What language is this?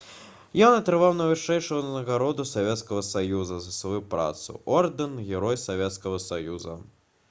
Belarusian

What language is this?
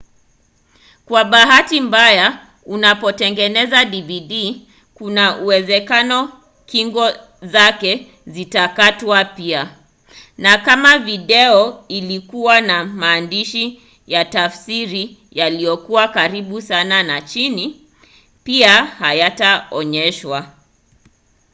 Swahili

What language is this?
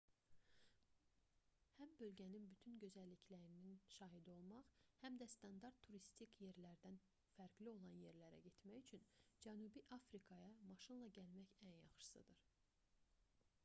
Azerbaijani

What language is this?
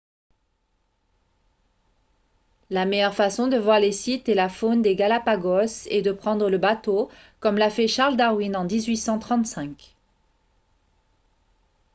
French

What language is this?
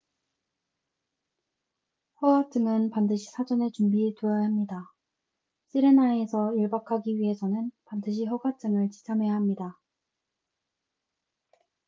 Korean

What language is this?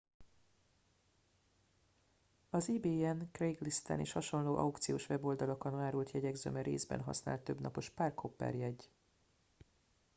Hungarian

